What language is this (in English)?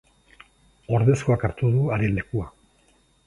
Basque